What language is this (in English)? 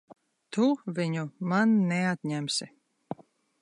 Latvian